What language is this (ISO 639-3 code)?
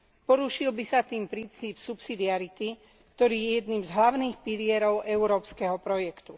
slk